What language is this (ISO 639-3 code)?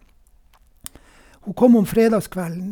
nor